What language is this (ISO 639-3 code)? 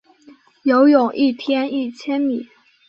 zho